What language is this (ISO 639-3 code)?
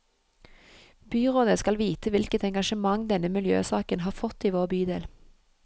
nor